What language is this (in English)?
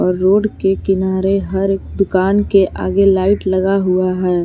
Hindi